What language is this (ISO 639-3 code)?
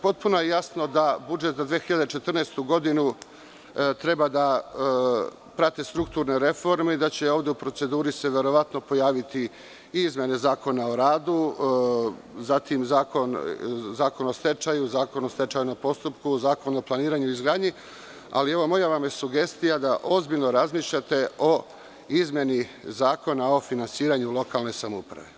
srp